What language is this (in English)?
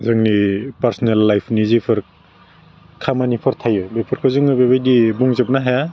Bodo